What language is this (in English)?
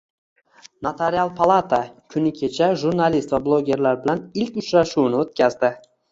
Uzbek